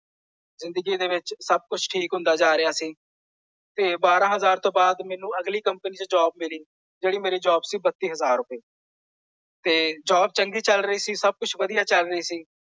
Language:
Punjabi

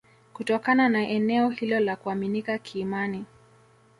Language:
Swahili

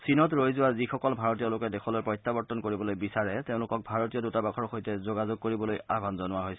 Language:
Assamese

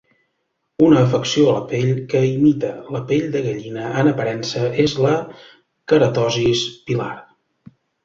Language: Catalan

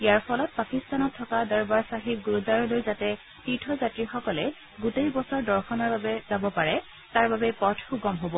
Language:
Assamese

